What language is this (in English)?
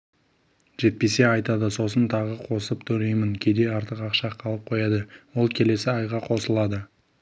Kazakh